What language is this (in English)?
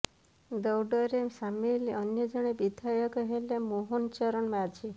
Odia